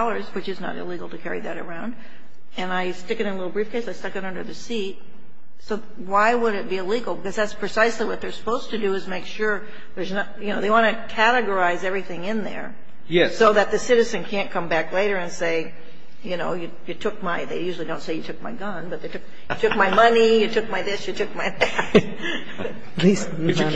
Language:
English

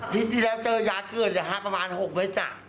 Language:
Thai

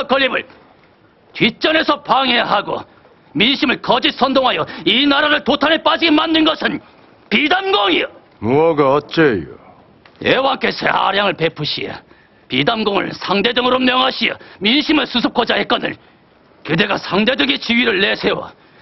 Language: Korean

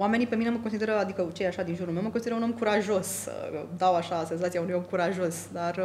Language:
Romanian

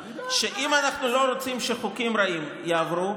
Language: Hebrew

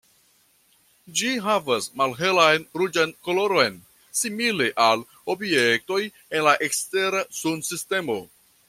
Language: Esperanto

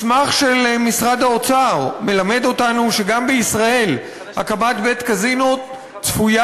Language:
Hebrew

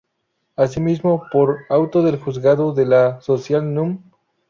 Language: Spanish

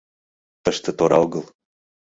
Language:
Mari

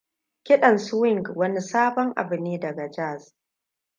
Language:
Hausa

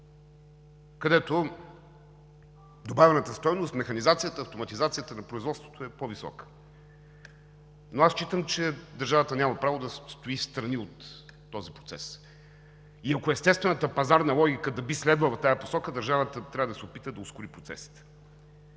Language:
Bulgarian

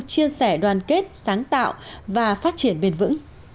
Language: Vietnamese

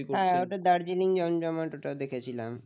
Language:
Bangla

